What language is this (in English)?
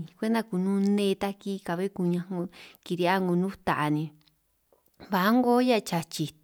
San Martín Itunyoso Triqui